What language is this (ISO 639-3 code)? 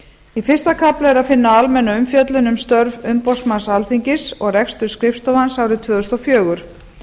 isl